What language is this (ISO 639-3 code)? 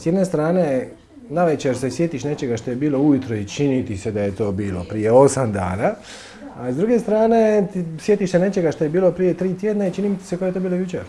mkd